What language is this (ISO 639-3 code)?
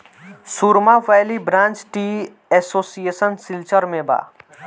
bho